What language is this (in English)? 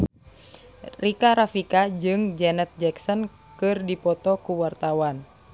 Sundanese